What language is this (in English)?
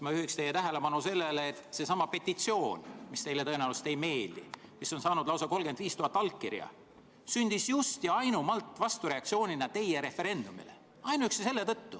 Estonian